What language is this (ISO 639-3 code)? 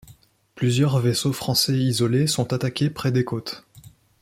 fra